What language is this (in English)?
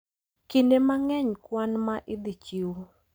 Luo (Kenya and Tanzania)